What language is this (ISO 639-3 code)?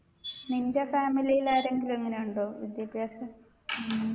mal